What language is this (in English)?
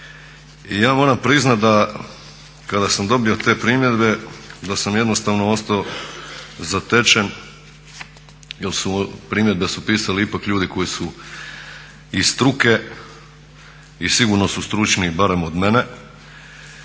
Croatian